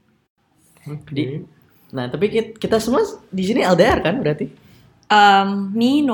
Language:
Indonesian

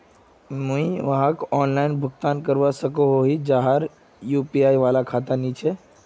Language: Magahi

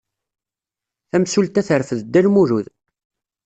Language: Kabyle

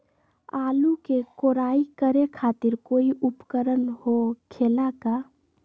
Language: Magahi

